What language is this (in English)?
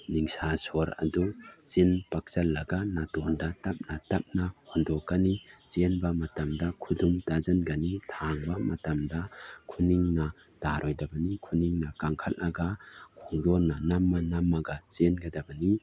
Manipuri